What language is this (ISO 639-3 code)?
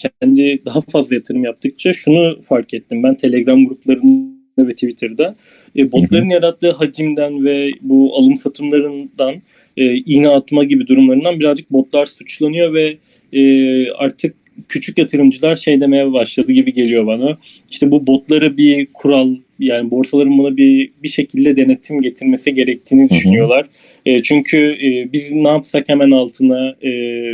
tur